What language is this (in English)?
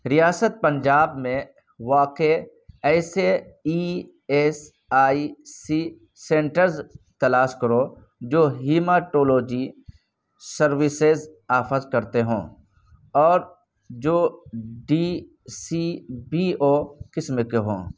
Urdu